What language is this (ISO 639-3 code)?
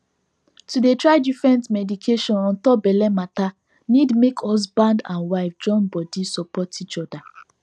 pcm